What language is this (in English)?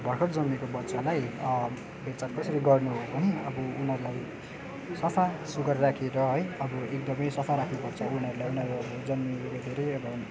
Nepali